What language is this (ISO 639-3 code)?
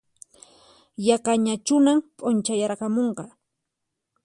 qxp